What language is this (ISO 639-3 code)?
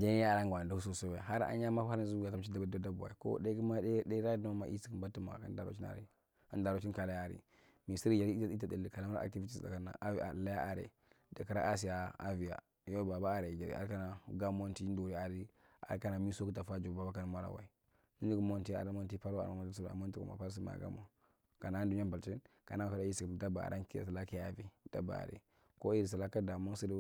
mrt